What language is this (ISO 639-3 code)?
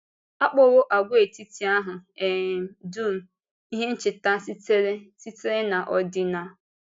ibo